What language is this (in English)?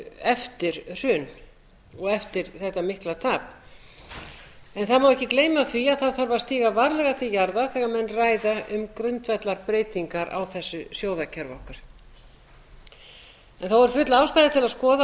Icelandic